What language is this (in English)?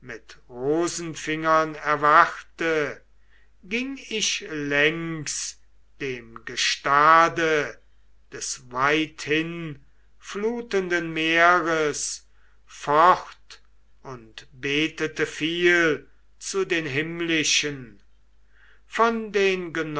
German